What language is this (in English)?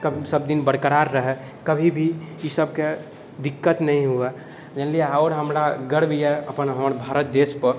Maithili